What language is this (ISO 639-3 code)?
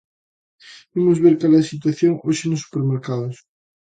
glg